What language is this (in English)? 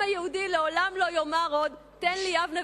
Hebrew